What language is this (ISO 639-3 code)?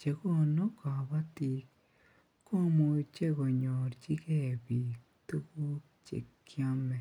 kln